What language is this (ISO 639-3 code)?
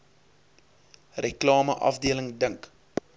afr